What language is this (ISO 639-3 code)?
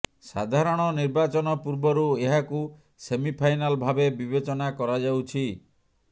ori